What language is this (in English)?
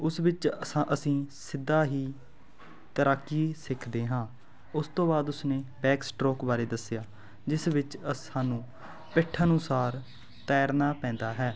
Punjabi